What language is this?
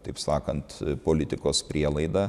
Lithuanian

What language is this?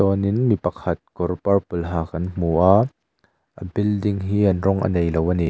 Mizo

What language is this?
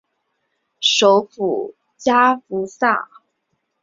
Chinese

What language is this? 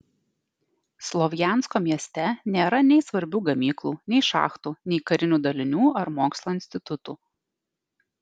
Lithuanian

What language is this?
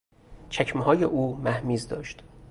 Persian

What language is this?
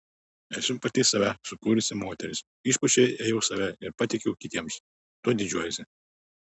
Lithuanian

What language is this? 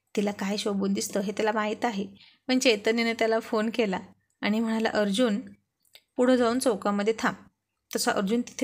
Marathi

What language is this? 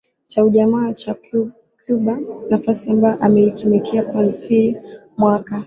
Swahili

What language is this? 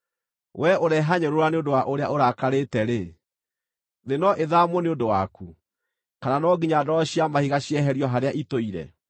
Kikuyu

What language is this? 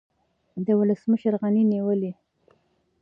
Pashto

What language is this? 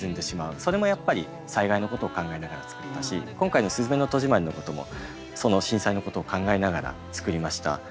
Japanese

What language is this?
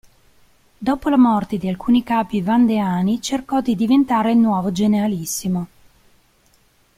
Italian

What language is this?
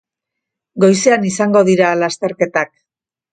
Basque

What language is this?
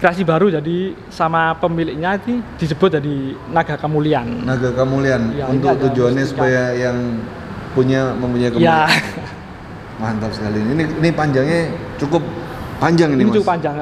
Indonesian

